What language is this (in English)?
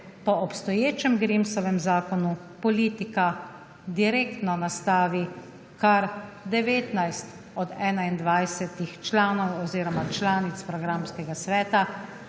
Slovenian